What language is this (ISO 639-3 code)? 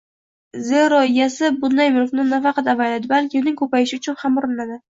uzb